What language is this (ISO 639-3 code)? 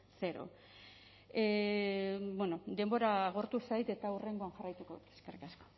eus